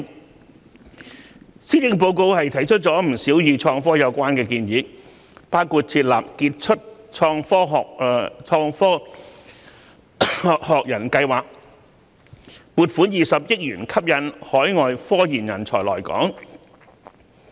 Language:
Cantonese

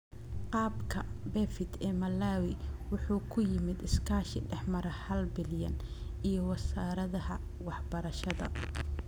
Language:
Somali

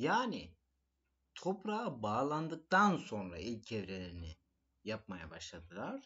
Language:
Turkish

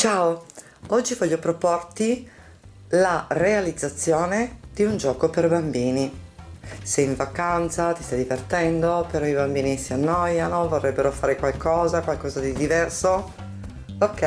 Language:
Italian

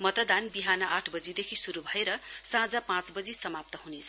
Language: Nepali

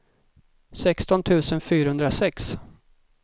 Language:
Swedish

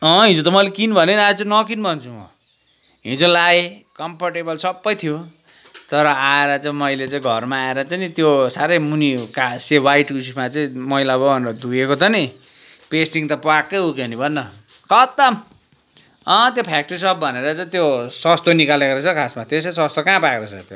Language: Nepali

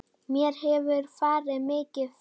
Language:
Icelandic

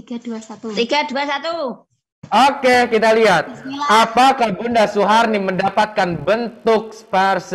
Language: Indonesian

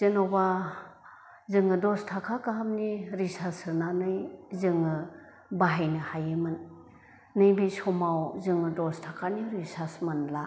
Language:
Bodo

